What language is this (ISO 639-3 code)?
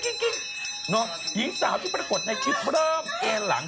tha